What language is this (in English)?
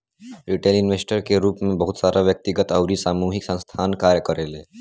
Bhojpuri